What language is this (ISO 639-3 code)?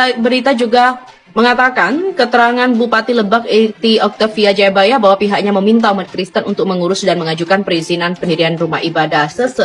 ind